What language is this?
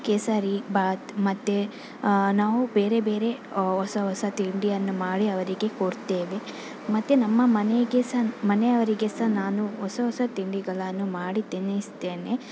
Kannada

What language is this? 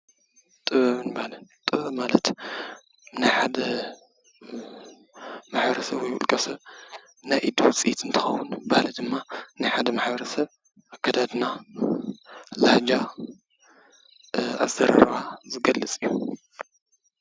Tigrinya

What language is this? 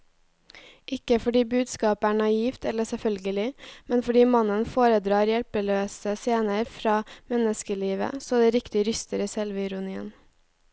Norwegian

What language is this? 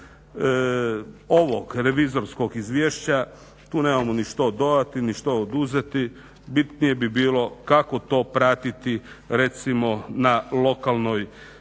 Croatian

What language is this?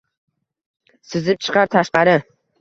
Uzbek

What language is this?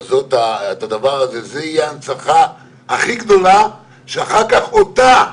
Hebrew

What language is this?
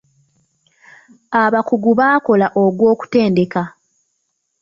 Ganda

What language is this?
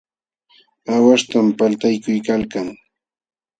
Jauja Wanca Quechua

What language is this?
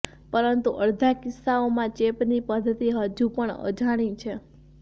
Gujarati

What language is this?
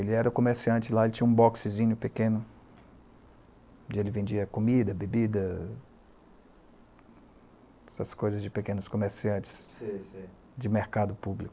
Portuguese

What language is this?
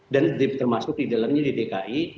Indonesian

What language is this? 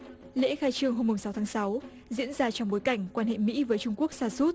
Vietnamese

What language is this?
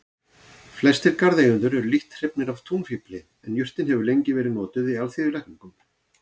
Icelandic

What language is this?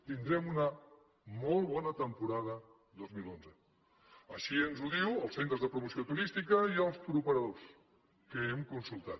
Catalan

